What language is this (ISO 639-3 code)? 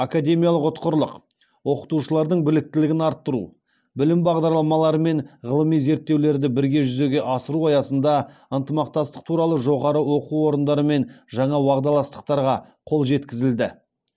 kaz